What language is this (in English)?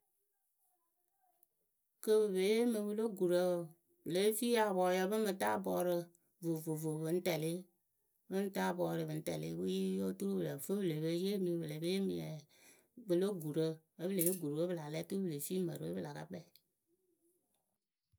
Akebu